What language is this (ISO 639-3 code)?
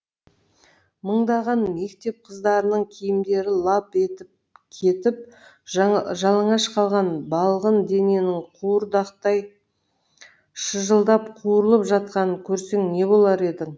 kaz